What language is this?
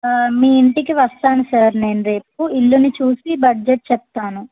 Telugu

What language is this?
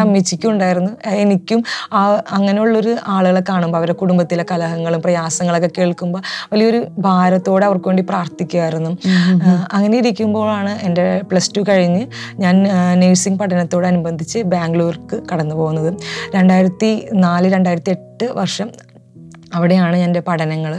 Malayalam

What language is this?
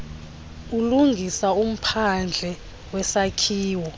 Xhosa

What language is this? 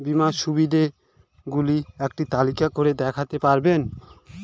Bangla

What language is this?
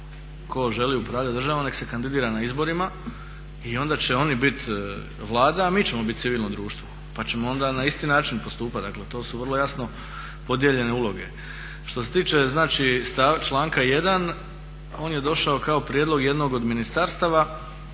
Croatian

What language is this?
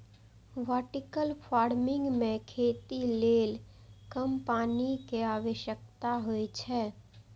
Maithili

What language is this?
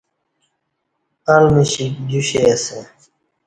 Kati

